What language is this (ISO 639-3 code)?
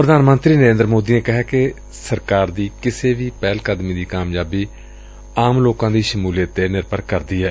pan